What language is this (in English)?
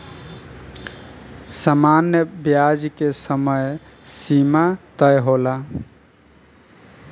Bhojpuri